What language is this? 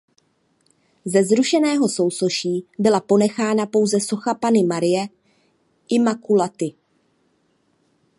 Czech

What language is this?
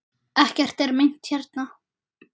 Icelandic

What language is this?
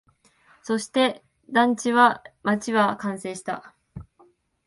Japanese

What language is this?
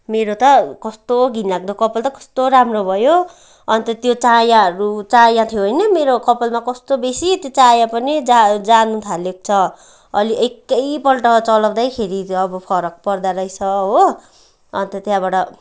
Nepali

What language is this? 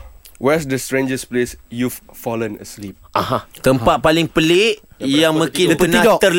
Malay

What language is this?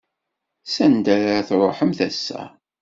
Kabyle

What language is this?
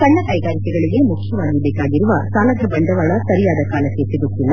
Kannada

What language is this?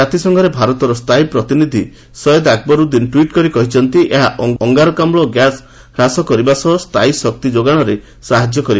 Odia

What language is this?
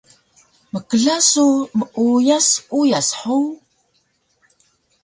Taroko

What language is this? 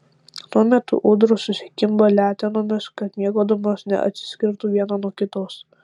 Lithuanian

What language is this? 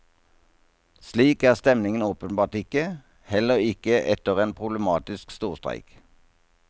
Norwegian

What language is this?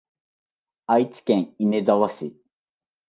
Japanese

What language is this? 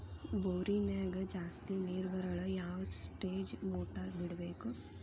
Kannada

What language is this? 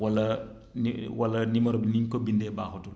Wolof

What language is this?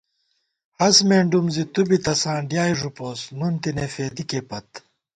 Gawar-Bati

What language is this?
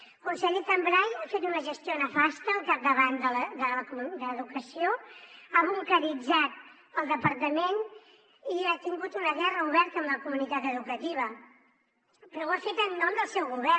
Catalan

